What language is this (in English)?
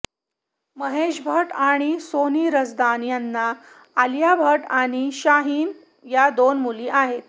Marathi